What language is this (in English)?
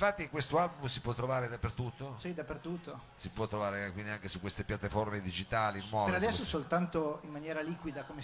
Italian